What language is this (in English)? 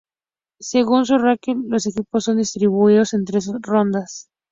Spanish